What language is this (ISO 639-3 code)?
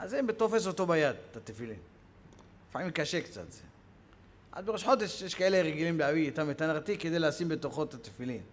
heb